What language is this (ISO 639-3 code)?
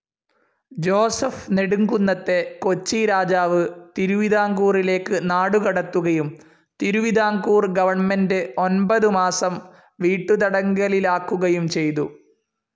mal